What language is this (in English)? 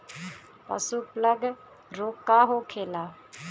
Bhojpuri